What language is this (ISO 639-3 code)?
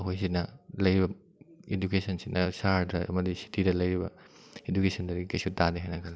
mni